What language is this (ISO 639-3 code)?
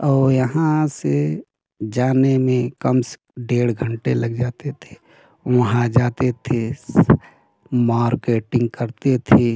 hin